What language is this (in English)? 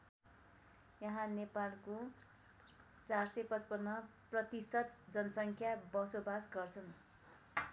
Nepali